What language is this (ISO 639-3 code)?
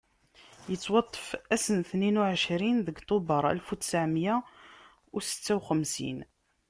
kab